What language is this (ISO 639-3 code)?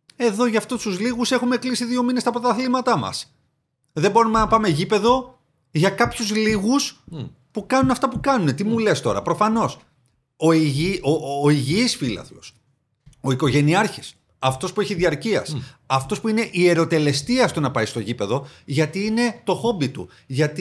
ell